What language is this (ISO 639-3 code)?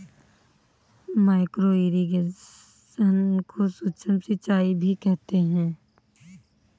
hin